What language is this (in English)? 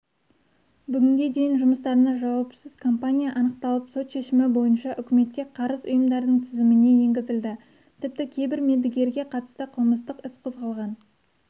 Kazakh